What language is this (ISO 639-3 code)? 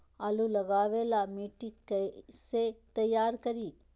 mag